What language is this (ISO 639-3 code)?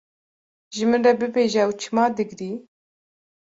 kur